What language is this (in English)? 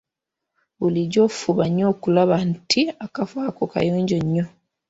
Ganda